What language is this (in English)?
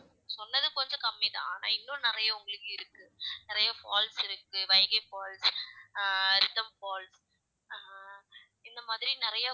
Tamil